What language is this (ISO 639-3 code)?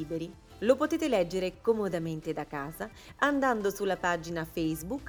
ita